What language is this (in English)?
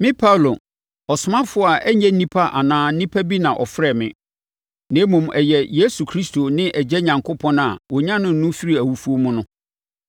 Akan